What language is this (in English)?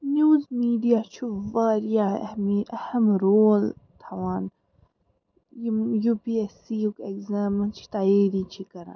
Kashmiri